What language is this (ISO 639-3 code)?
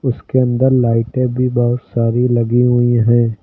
hin